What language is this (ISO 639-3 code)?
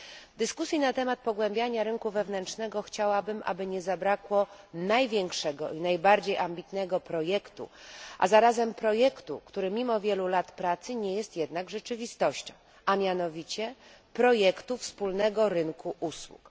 pol